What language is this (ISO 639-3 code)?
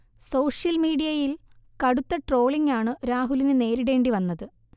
mal